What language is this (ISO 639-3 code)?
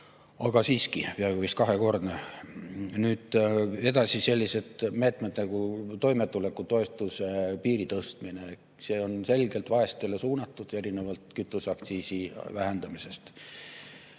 est